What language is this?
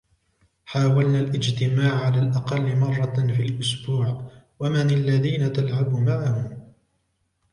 Arabic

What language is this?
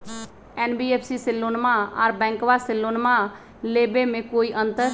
Magahi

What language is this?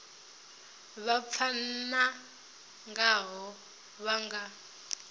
Venda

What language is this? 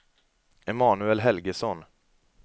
Swedish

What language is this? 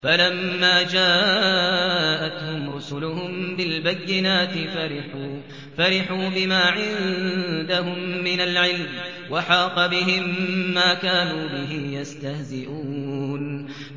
Arabic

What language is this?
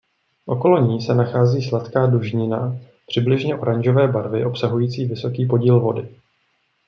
Czech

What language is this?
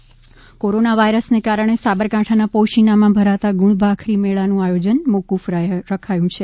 Gujarati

